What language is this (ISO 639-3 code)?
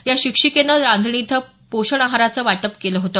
mar